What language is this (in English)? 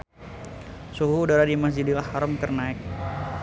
Sundanese